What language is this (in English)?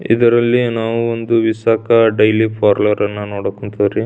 Kannada